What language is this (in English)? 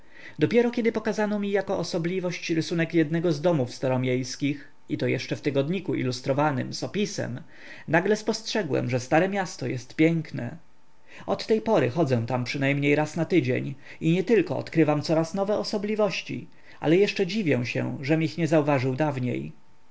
Polish